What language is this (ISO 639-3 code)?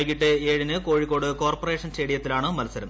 mal